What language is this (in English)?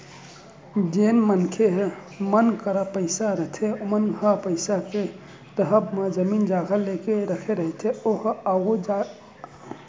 Chhattisgarhi